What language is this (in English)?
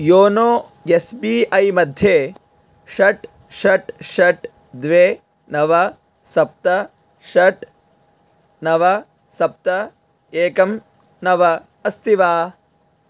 Sanskrit